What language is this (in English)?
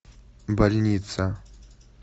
Russian